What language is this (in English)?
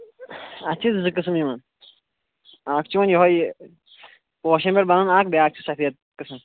Kashmiri